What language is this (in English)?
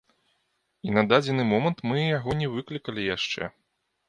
Belarusian